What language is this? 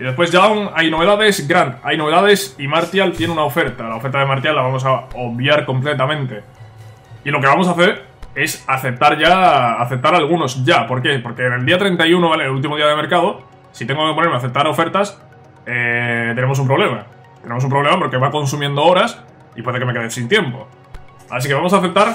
Spanish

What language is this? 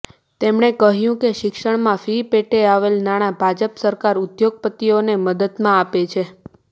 Gujarati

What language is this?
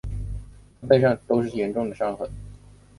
Chinese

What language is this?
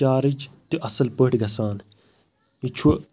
Kashmiri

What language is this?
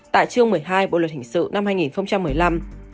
Vietnamese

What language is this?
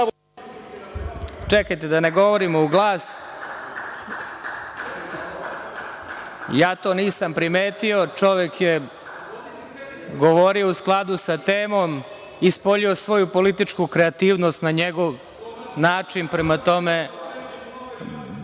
Serbian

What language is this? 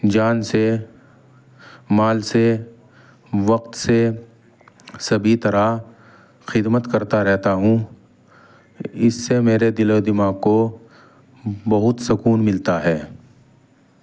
Urdu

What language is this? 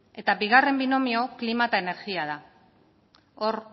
Basque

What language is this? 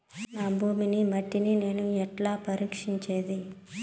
Telugu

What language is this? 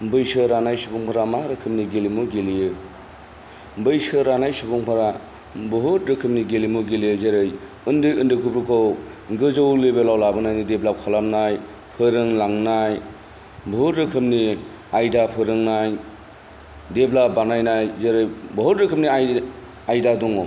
Bodo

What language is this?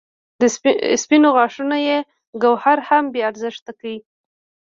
Pashto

